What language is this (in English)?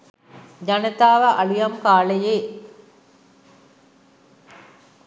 Sinhala